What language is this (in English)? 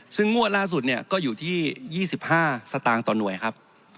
Thai